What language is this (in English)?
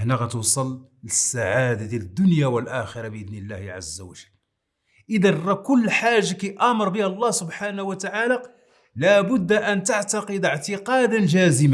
Arabic